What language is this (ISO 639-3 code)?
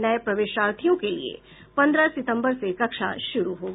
hin